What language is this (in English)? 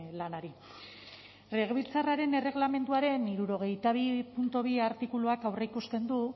Basque